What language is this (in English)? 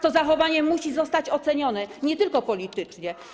Polish